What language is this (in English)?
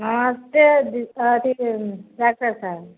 Maithili